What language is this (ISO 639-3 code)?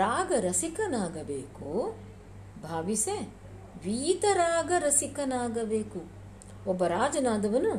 kan